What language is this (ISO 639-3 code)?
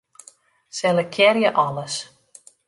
fry